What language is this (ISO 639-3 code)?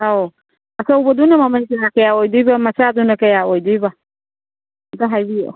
mni